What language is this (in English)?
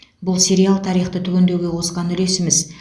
Kazakh